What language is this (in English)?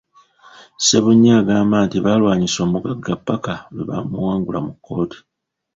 Ganda